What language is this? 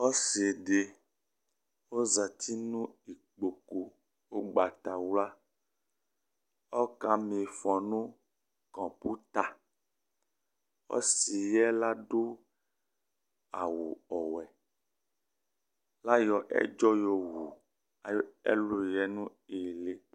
Ikposo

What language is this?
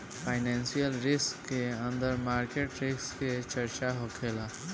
Bhojpuri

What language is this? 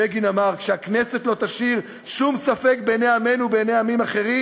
Hebrew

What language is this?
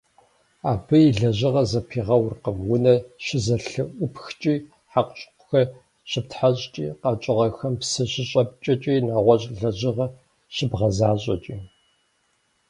Kabardian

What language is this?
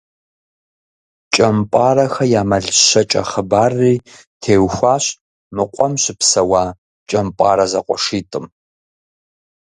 Kabardian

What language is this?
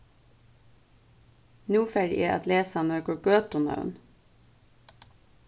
Faroese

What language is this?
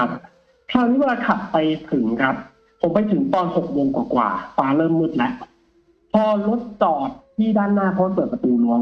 Thai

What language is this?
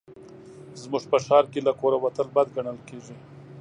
Pashto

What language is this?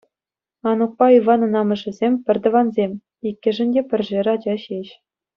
Chuvash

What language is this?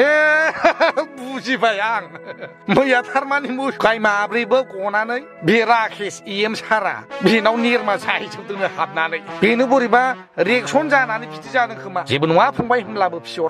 Thai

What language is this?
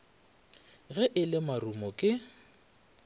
Northern Sotho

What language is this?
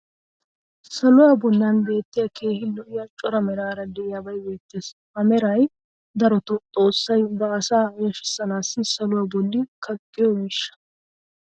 Wolaytta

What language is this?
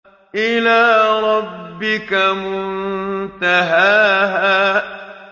Arabic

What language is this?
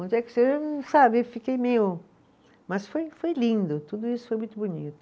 Portuguese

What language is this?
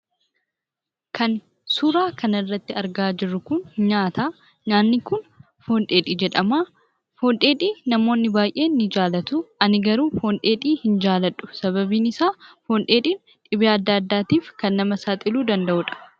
Oromo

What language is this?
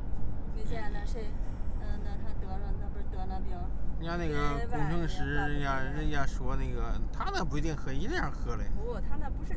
Chinese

